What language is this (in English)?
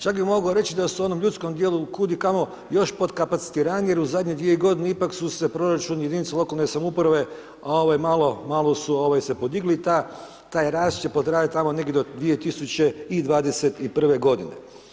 Croatian